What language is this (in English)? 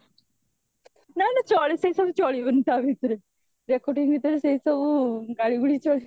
Odia